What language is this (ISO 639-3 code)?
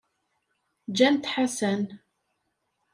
kab